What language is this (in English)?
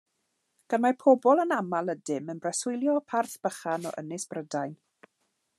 Welsh